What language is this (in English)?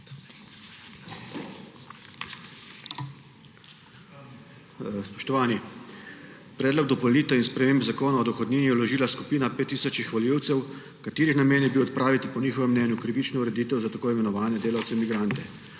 Slovenian